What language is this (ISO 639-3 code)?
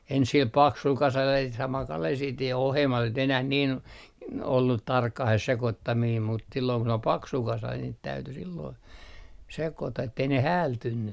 fin